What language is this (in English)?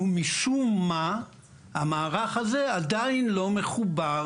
Hebrew